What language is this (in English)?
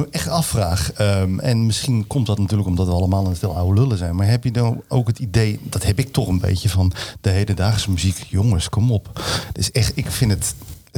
Dutch